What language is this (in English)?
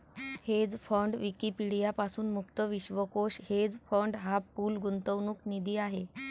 Marathi